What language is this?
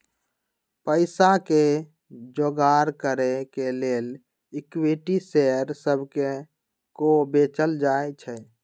Magahi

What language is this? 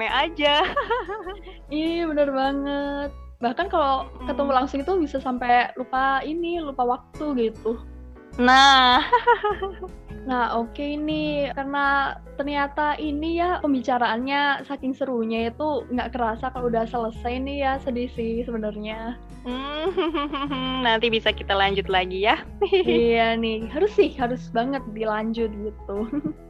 Indonesian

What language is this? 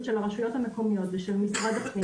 Hebrew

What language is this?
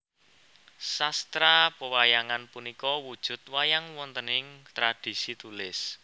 Javanese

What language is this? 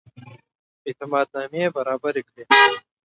Pashto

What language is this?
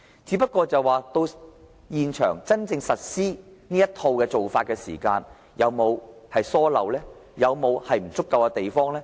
Cantonese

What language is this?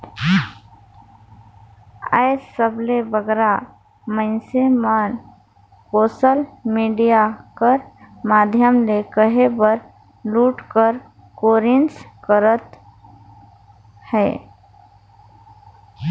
Chhattisgarhi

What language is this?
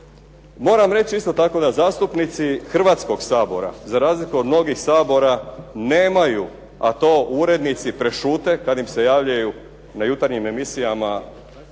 Croatian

